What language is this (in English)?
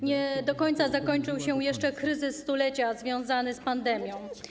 Polish